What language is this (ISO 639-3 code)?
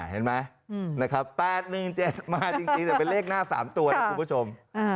tha